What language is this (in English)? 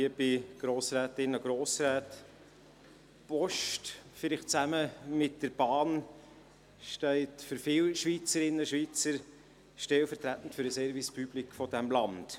Swiss German